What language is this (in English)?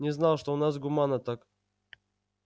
Russian